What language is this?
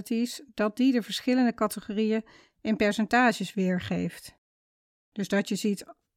Dutch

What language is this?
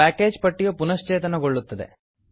Kannada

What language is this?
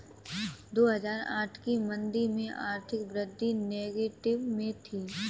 Hindi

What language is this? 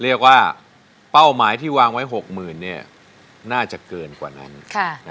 Thai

